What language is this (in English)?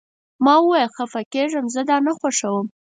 Pashto